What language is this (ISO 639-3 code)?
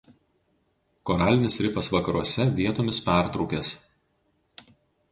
lit